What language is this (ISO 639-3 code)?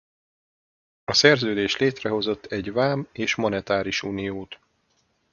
hun